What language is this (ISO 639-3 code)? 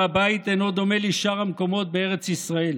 heb